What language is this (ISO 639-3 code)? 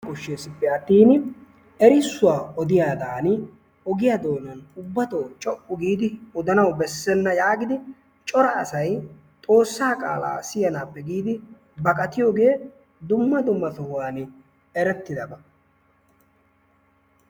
wal